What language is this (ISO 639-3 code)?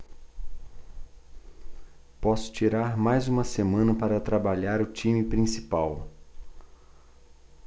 por